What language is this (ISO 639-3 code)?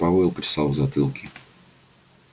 rus